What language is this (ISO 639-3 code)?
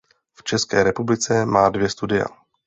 ces